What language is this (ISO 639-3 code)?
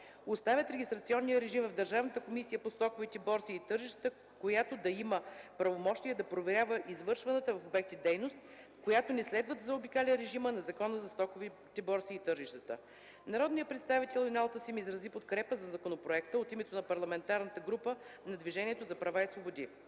bul